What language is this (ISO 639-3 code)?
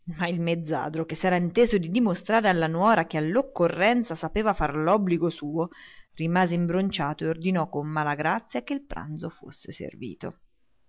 ita